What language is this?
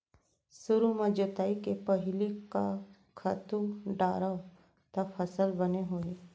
Chhattisgarhi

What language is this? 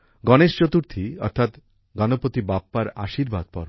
Bangla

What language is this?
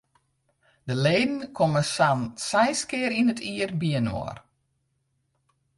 Western Frisian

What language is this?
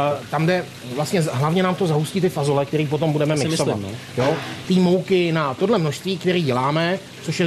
Czech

